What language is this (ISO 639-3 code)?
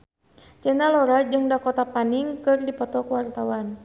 sun